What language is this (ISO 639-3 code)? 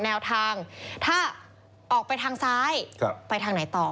tha